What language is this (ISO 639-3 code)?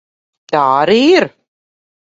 lav